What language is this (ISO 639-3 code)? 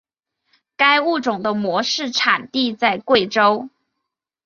zho